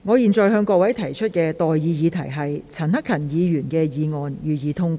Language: Cantonese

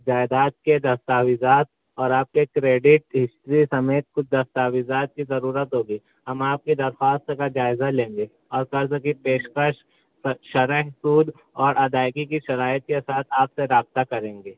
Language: Urdu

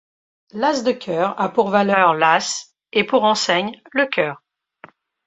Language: French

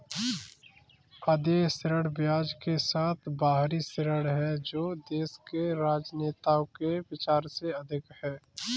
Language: Hindi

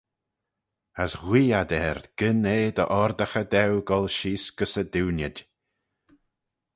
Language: Manx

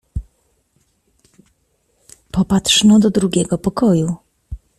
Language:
Polish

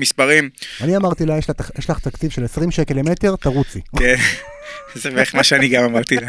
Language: Hebrew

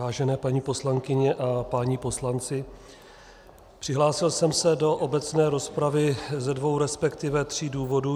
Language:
Czech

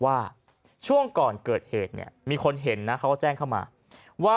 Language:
Thai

